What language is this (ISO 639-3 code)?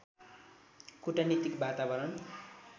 nep